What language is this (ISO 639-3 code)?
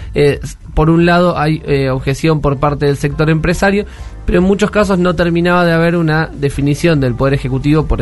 spa